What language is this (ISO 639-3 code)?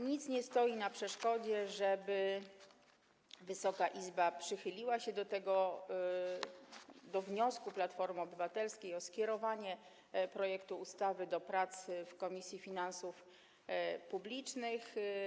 pol